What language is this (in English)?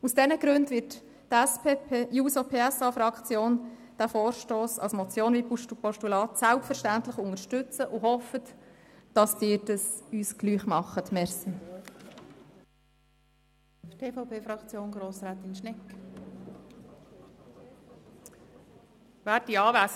Swiss German